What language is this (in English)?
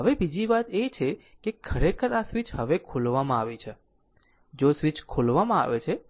Gujarati